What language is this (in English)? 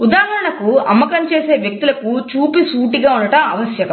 Telugu